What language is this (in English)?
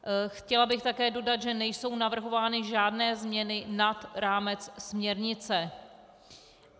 Czech